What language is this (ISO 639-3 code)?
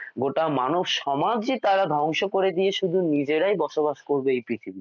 ben